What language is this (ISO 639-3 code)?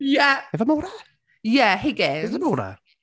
cym